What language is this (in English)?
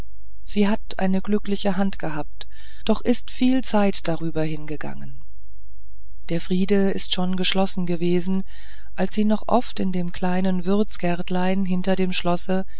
German